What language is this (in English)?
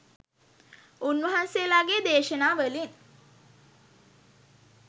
Sinhala